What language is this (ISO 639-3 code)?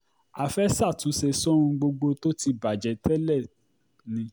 yor